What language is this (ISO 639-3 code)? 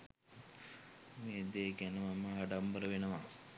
sin